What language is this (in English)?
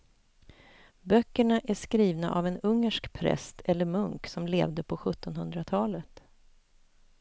Swedish